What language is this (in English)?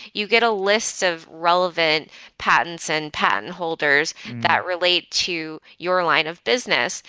English